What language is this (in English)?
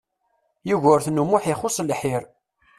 Kabyle